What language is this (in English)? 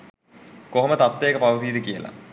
Sinhala